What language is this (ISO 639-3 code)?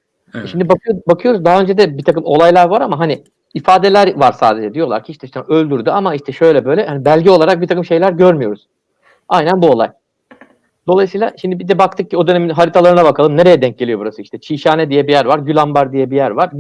tur